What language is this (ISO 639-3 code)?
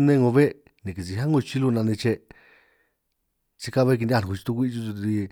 trq